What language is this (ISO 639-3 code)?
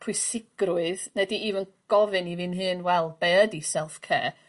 cym